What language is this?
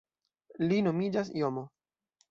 Esperanto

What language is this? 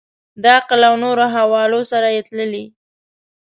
Pashto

